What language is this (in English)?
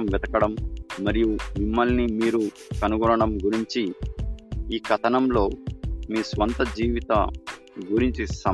Telugu